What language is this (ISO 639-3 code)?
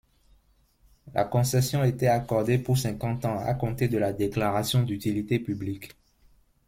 fra